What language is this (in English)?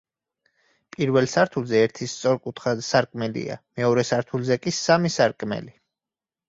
Georgian